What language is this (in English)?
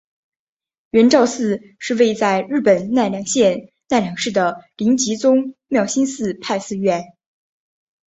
Chinese